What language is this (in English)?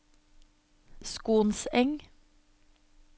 Norwegian